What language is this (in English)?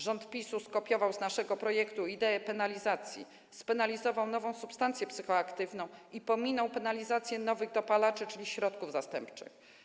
Polish